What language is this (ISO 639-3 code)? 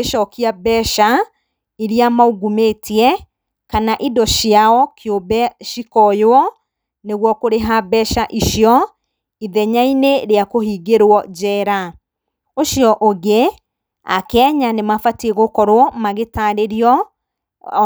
kik